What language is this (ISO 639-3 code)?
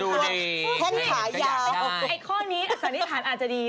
tha